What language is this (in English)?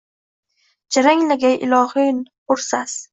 Uzbek